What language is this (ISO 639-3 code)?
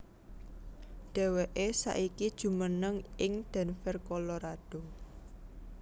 jav